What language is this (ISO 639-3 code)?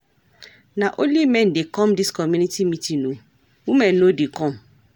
pcm